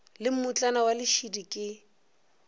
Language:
Northern Sotho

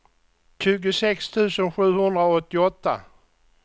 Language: Swedish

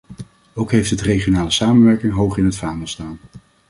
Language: Dutch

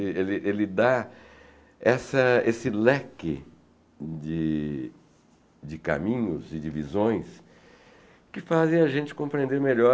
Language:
Portuguese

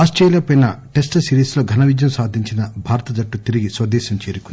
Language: Telugu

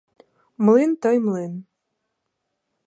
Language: Ukrainian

